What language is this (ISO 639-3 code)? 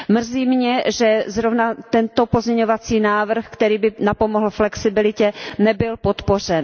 ces